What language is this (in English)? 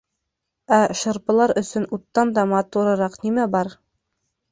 Bashkir